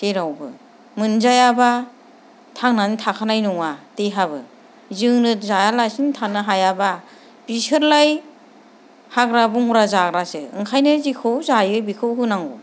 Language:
Bodo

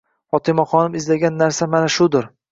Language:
Uzbek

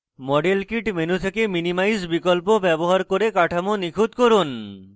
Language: Bangla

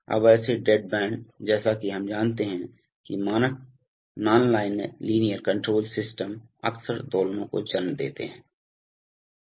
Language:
Hindi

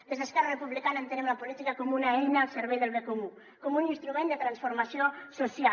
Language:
Catalan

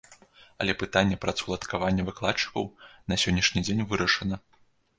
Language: Belarusian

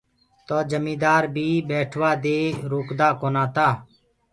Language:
Gurgula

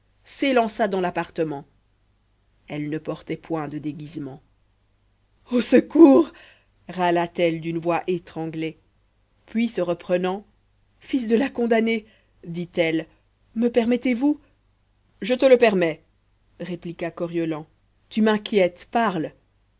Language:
French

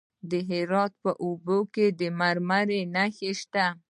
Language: Pashto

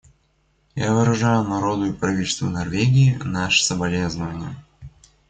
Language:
Russian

